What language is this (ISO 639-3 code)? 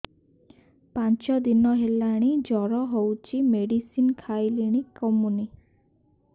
ori